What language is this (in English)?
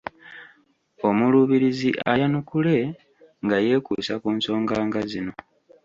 Ganda